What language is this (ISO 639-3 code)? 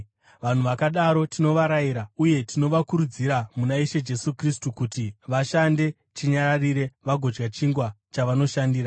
sna